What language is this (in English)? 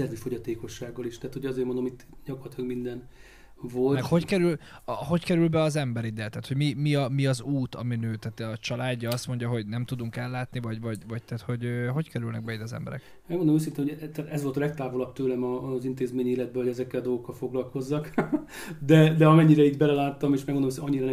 Hungarian